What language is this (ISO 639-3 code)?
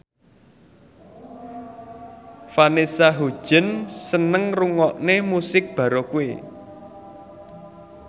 jav